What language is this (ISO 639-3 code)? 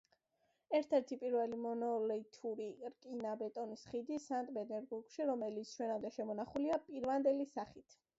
kat